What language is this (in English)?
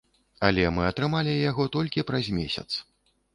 Belarusian